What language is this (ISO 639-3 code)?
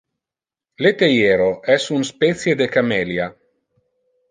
ina